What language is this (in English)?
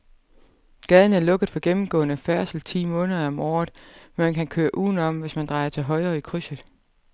Danish